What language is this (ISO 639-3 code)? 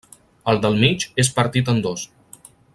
cat